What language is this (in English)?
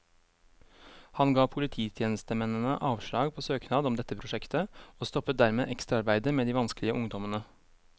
Norwegian